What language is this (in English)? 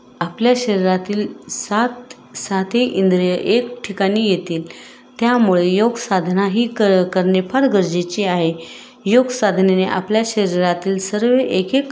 Marathi